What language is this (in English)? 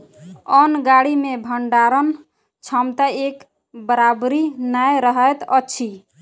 Maithili